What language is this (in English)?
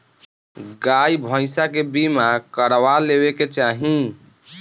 Bhojpuri